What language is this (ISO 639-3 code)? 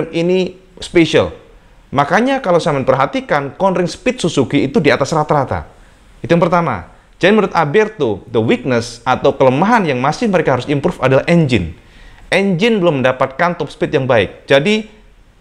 ind